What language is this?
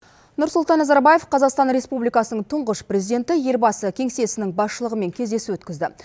Kazakh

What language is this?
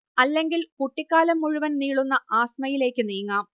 Malayalam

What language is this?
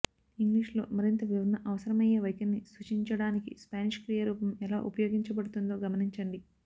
Telugu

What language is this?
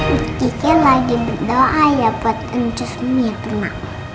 Indonesian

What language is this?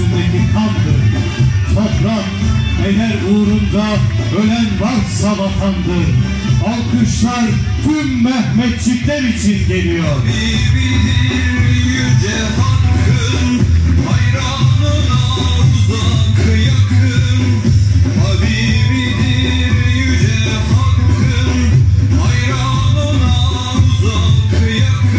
Turkish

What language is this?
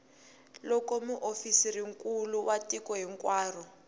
Tsonga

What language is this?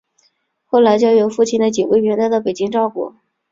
Chinese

